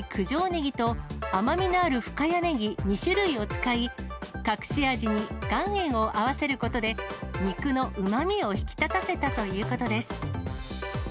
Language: Japanese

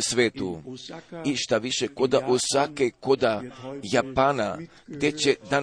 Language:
Croatian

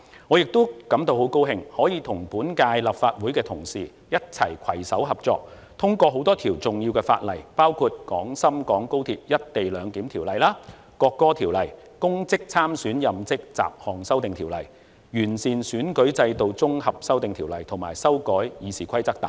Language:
Cantonese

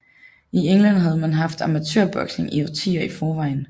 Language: Danish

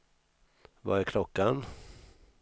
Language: Swedish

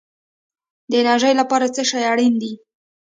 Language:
Pashto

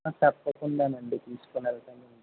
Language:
Telugu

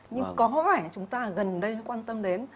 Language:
Vietnamese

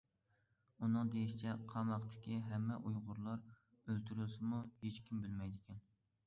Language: Uyghur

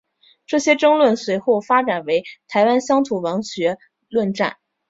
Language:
Chinese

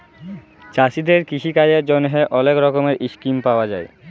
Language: Bangla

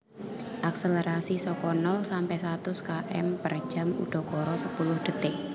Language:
Javanese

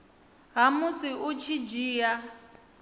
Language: Venda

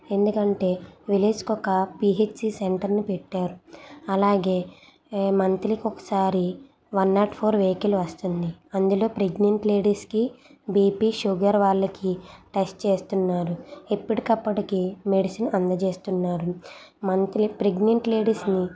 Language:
Telugu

